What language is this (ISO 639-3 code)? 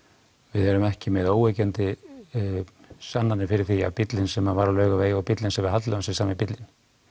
isl